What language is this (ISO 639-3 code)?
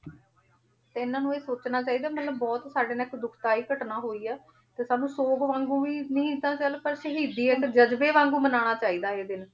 pan